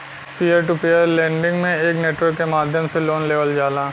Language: Bhojpuri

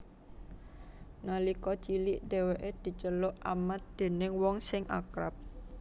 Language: Javanese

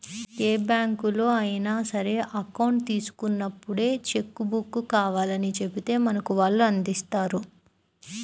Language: Telugu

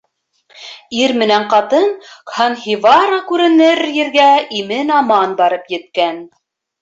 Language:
Bashkir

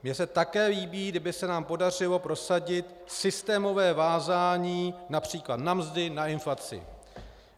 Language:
Czech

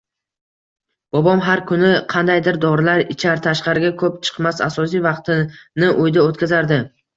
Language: Uzbek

